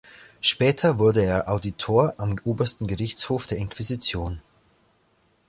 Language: German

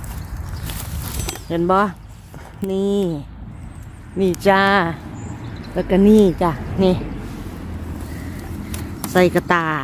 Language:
Thai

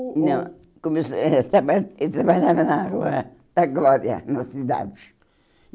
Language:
Portuguese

